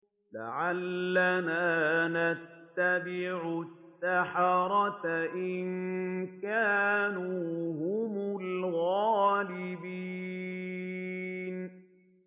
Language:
Arabic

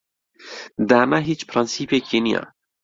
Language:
Central Kurdish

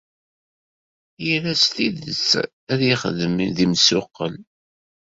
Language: Kabyle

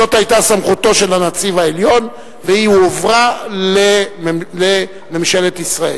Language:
Hebrew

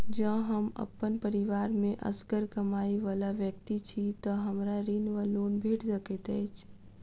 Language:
Maithili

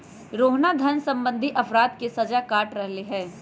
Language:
Magahi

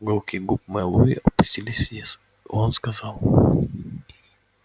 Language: Russian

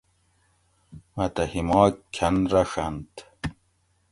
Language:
Gawri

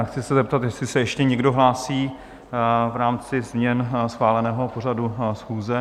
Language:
Czech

